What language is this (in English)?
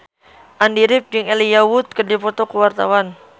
Sundanese